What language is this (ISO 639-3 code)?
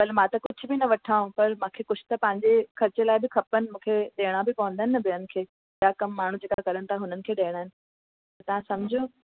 snd